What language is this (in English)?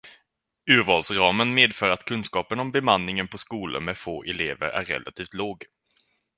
Swedish